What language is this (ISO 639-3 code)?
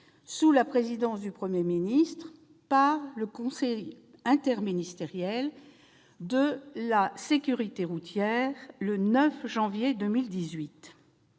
fra